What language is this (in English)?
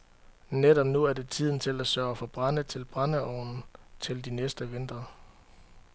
Danish